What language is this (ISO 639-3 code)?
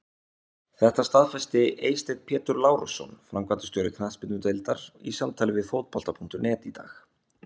isl